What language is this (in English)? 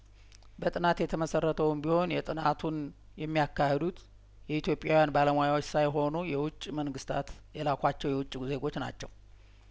Amharic